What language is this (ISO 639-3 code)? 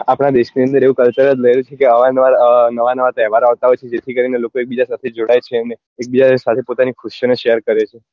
guj